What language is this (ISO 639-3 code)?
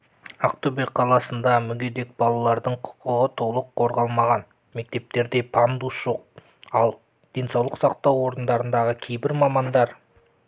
kaz